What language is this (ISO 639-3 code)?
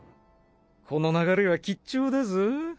jpn